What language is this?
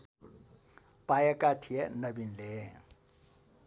Nepali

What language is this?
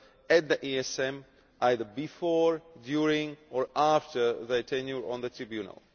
English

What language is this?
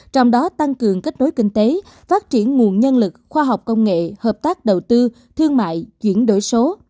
Vietnamese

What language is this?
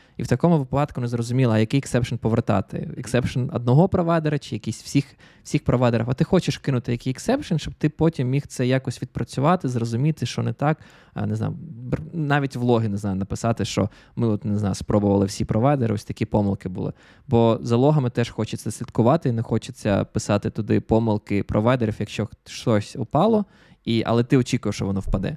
Ukrainian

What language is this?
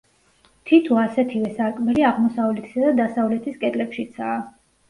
Georgian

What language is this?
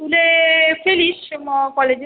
Bangla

